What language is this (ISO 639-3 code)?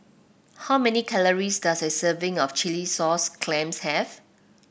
eng